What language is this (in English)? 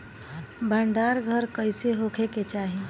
Bhojpuri